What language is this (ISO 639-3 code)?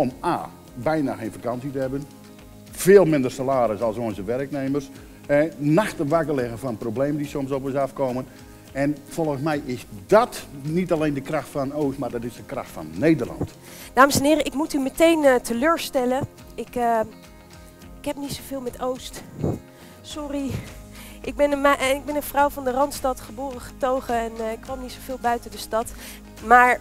nld